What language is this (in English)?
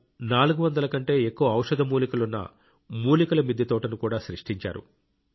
Telugu